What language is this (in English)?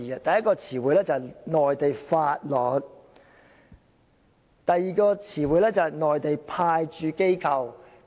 Cantonese